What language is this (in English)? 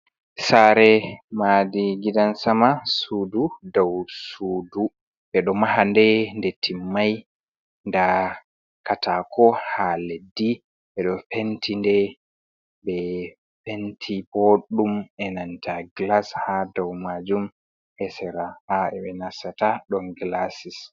Fula